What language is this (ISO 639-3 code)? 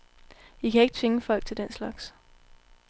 dan